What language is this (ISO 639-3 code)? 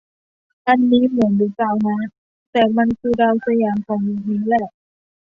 tha